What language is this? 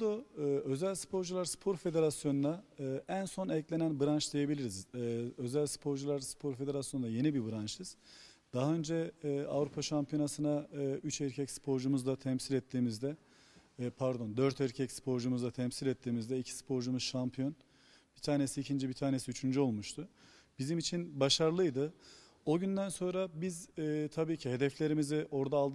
Turkish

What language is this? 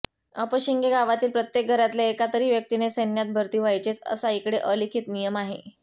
Marathi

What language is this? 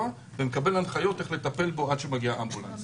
Hebrew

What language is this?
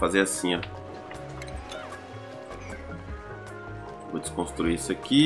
Portuguese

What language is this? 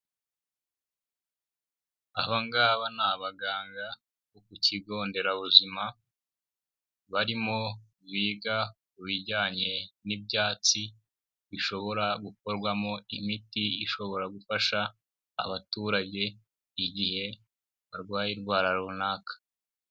Kinyarwanda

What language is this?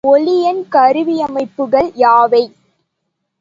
Tamil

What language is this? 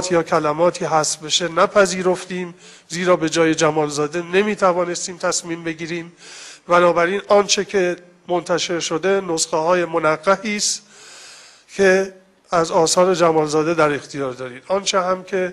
Persian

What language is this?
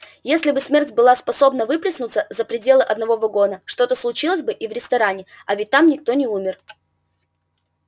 Russian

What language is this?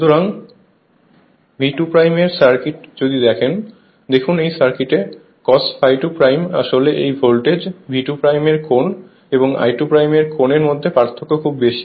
Bangla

